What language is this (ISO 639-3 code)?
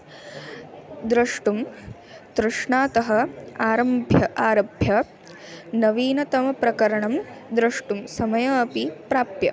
san